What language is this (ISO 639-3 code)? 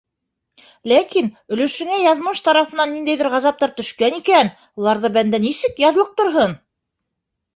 bak